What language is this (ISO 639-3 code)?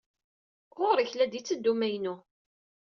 kab